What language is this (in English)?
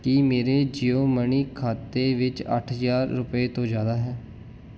Punjabi